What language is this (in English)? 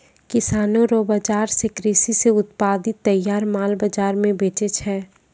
Maithili